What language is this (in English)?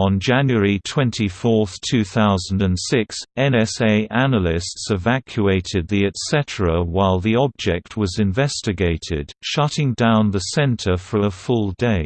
English